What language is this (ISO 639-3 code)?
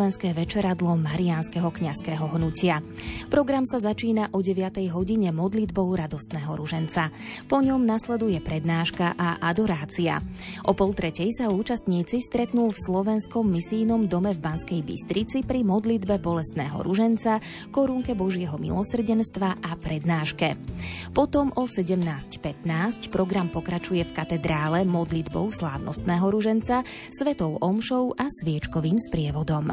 slk